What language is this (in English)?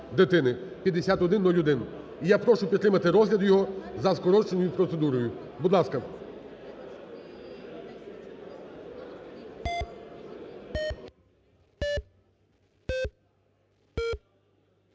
Ukrainian